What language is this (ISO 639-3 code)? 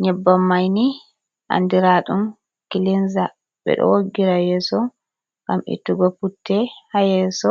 ful